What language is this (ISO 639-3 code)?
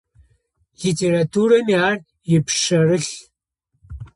ady